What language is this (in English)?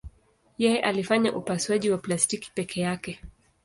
Swahili